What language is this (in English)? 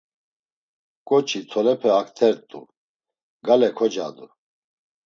Laz